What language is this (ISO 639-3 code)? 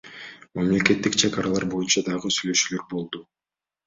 kir